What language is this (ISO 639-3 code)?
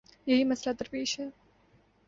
urd